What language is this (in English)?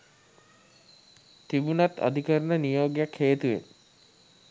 Sinhala